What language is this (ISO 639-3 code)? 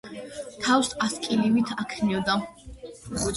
kat